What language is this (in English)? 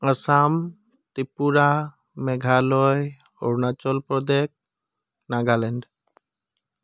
Assamese